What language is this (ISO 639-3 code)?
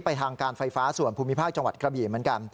tha